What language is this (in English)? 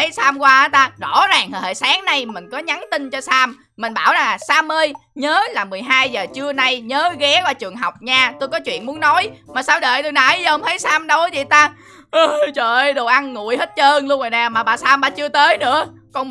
Vietnamese